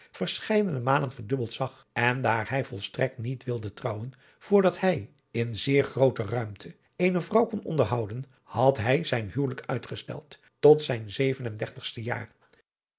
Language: Dutch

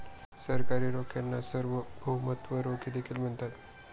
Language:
Marathi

